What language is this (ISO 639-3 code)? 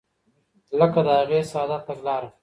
pus